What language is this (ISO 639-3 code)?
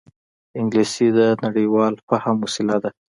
pus